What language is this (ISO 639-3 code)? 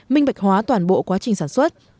vie